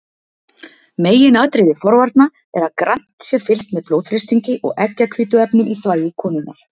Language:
Icelandic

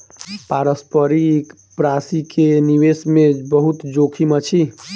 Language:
Maithili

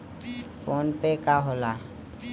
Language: Bhojpuri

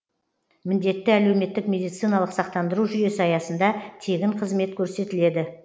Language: Kazakh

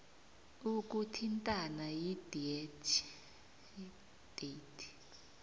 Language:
South Ndebele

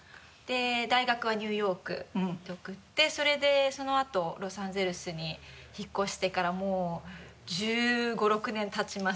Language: Japanese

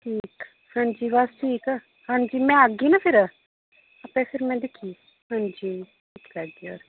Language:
Dogri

